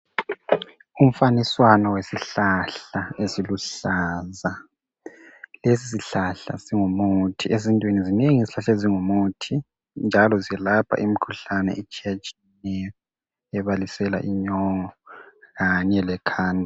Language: North Ndebele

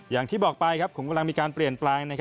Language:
Thai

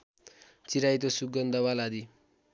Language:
Nepali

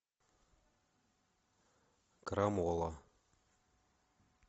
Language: Russian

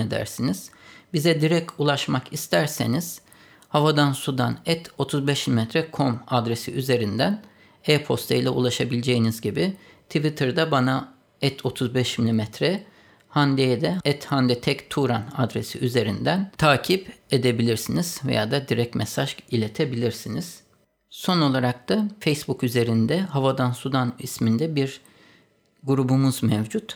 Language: Turkish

